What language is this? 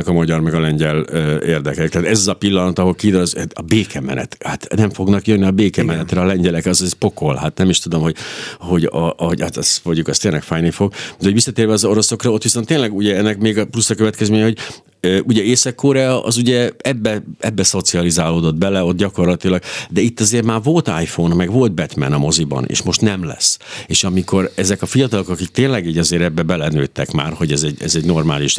Hungarian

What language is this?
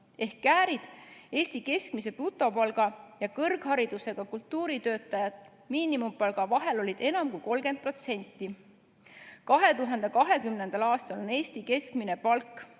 Estonian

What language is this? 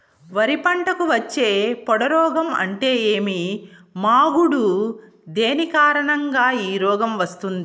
Telugu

